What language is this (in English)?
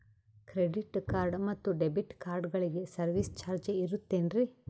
Kannada